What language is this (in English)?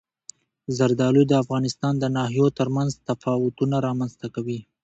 Pashto